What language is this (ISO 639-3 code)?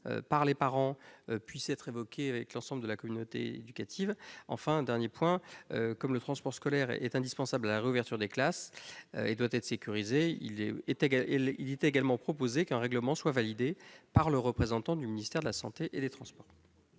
fra